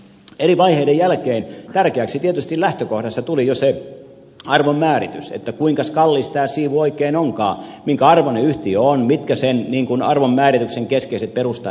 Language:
Finnish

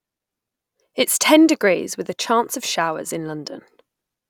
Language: English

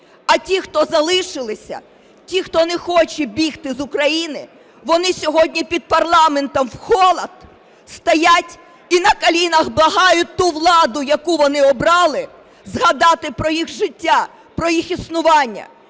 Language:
Ukrainian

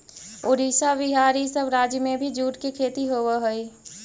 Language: Magahi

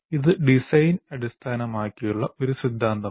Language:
Malayalam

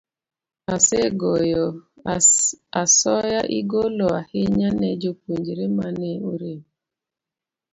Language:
Luo (Kenya and Tanzania)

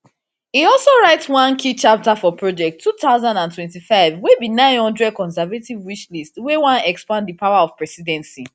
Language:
Nigerian Pidgin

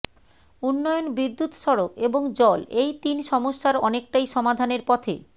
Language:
Bangla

